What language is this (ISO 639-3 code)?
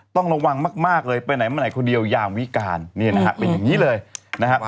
tha